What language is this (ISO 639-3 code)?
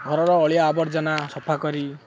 ori